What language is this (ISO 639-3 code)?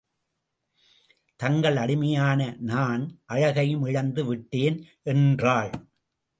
tam